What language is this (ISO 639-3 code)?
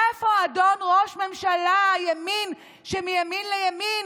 heb